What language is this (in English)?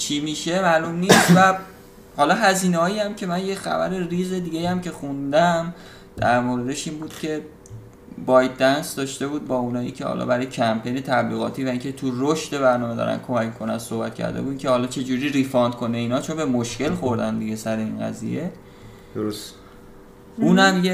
Persian